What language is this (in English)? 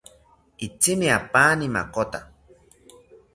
South Ucayali Ashéninka